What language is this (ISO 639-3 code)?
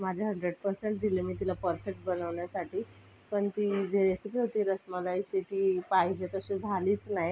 mar